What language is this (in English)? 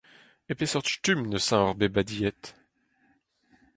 Breton